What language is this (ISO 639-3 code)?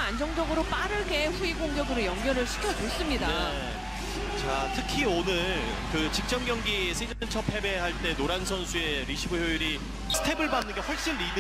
kor